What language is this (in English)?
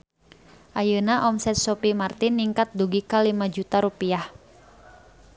Sundanese